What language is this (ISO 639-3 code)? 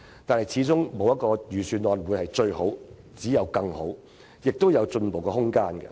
yue